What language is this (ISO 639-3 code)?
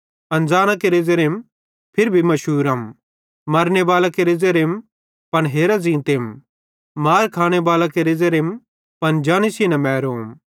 bhd